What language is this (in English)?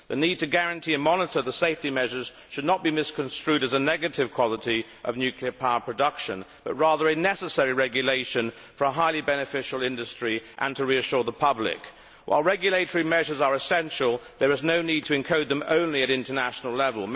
English